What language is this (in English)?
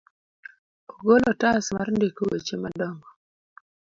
Luo (Kenya and Tanzania)